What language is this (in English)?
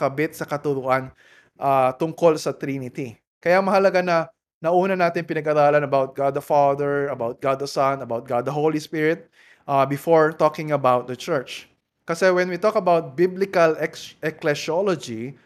Filipino